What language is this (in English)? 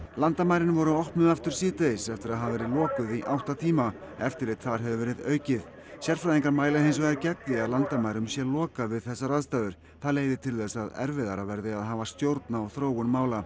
Icelandic